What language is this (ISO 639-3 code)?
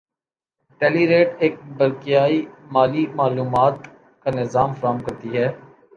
urd